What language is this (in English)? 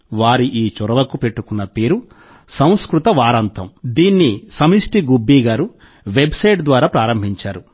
Telugu